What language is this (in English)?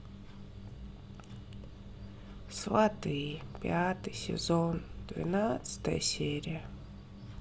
Russian